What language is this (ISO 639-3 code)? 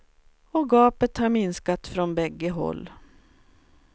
swe